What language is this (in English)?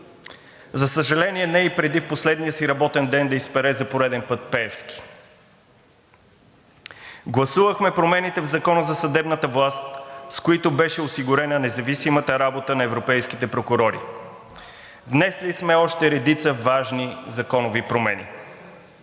Bulgarian